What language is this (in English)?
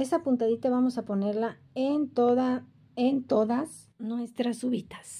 Spanish